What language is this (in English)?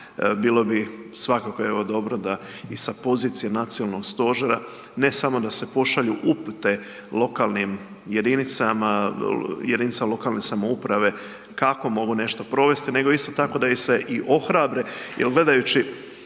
Croatian